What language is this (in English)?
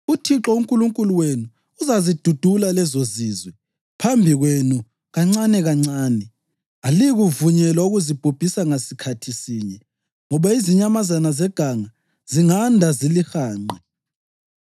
North Ndebele